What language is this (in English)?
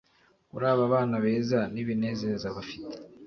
Kinyarwanda